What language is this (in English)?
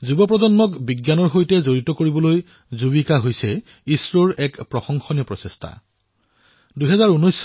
Assamese